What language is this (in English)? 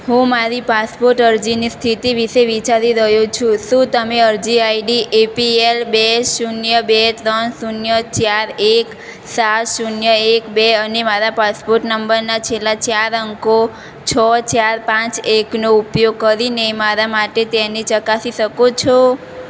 Gujarati